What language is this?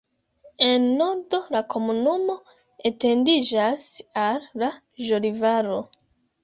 Esperanto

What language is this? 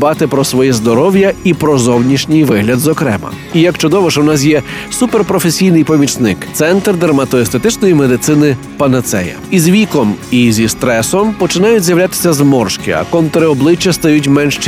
Ukrainian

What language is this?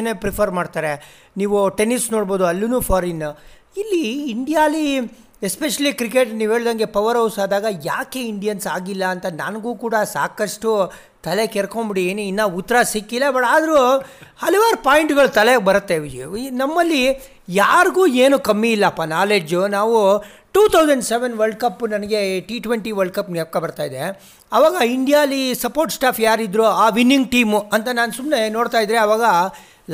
Kannada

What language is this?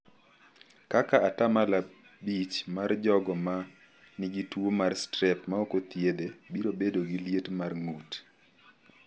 Luo (Kenya and Tanzania)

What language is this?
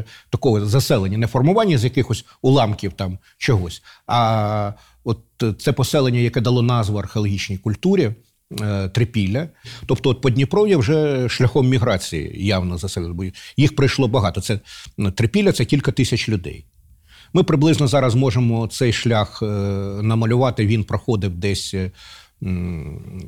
Ukrainian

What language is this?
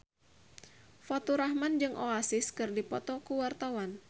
Sundanese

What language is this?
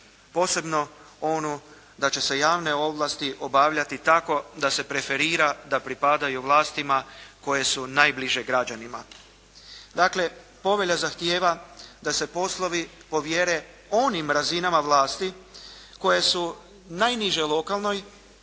Croatian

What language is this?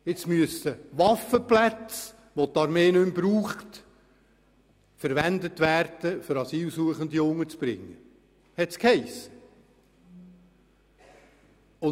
Swiss German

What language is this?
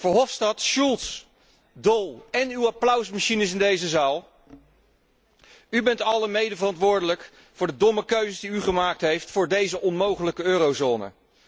Dutch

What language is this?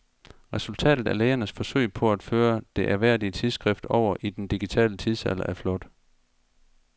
Danish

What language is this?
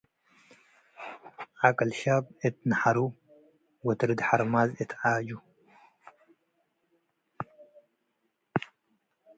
Tigre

